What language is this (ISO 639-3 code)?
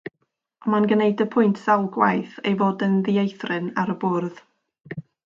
cym